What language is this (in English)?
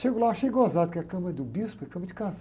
Portuguese